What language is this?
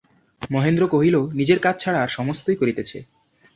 Bangla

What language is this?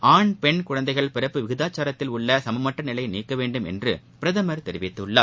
Tamil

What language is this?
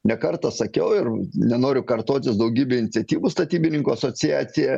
Lithuanian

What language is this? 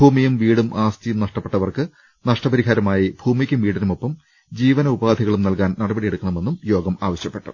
Malayalam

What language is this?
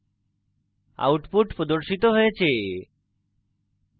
Bangla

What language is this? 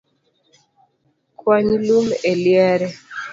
Luo (Kenya and Tanzania)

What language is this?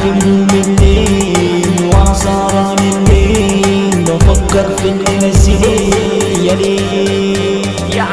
Arabic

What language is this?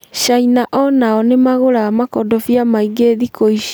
Kikuyu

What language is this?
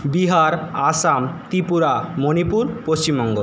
Bangla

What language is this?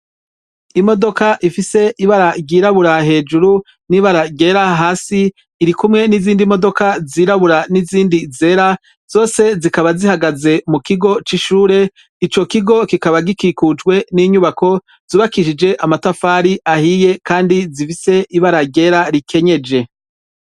Rundi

